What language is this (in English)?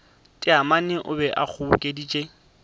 Northern Sotho